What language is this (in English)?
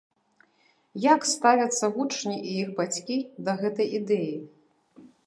Belarusian